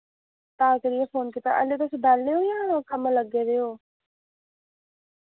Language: Dogri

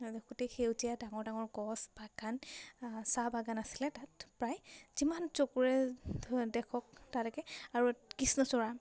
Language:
Assamese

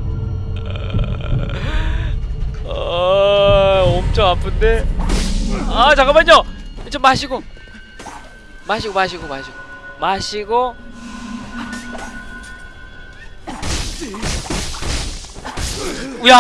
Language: Korean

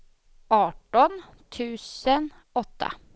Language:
Swedish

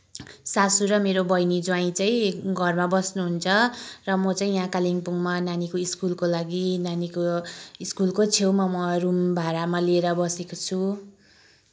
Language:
Nepali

